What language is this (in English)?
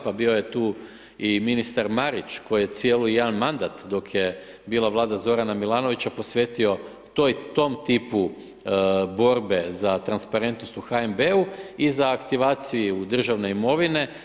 Croatian